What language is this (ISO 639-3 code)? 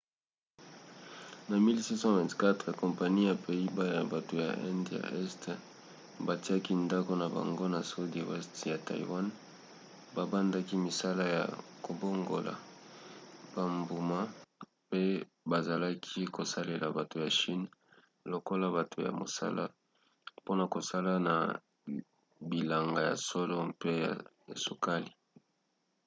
lin